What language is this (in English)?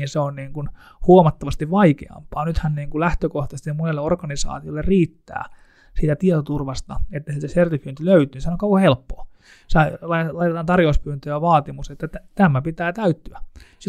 Finnish